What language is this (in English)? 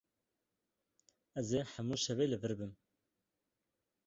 Kurdish